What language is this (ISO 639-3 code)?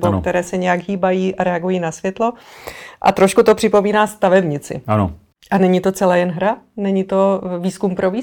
ces